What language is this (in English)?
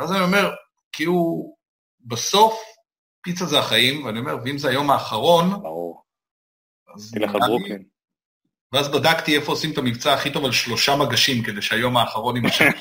Hebrew